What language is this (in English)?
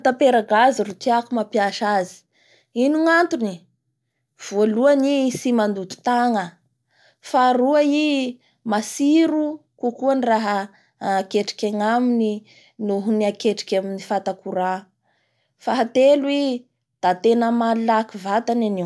Bara Malagasy